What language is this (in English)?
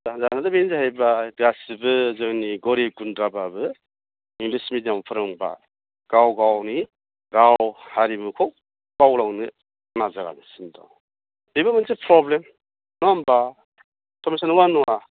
Bodo